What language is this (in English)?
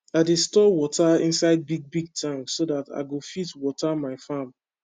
Nigerian Pidgin